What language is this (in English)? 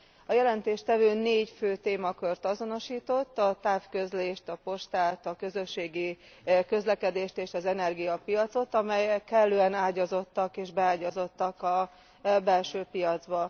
Hungarian